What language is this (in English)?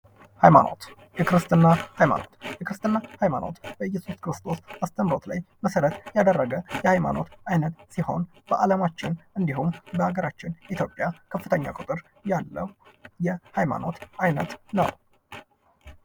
Amharic